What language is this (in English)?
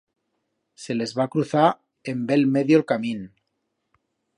Aragonese